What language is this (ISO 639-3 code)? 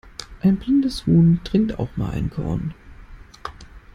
deu